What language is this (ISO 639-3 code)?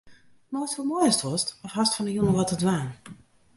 fry